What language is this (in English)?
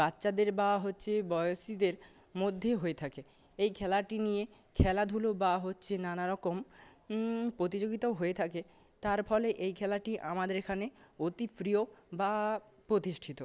Bangla